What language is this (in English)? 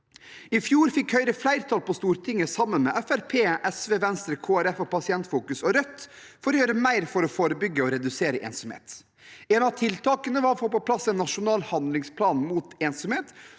Norwegian